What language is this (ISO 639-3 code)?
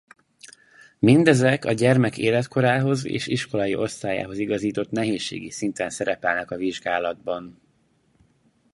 hun